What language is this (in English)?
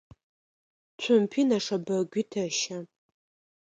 Adyghe